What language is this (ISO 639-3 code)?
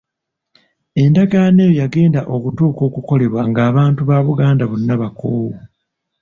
lug